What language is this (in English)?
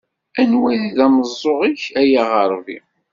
Kabyle